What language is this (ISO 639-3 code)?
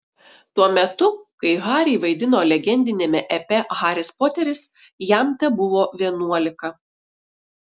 lit